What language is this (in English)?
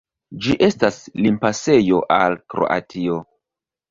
Esperanto